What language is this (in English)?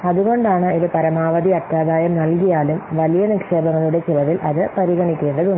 Malayalam